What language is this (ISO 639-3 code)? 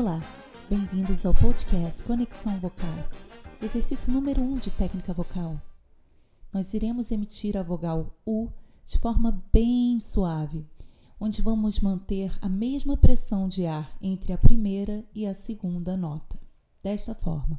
por